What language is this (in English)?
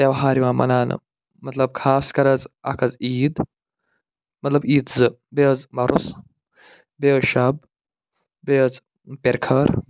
Kashmiri